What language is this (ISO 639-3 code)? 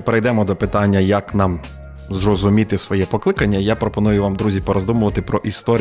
ukr